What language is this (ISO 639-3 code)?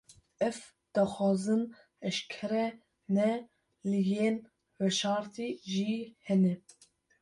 kur